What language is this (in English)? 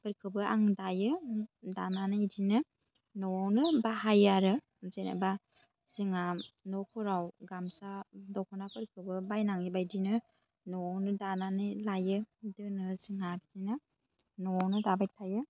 Bodo